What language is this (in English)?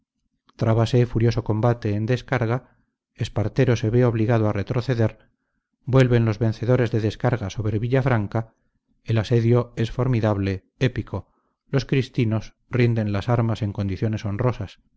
Spanish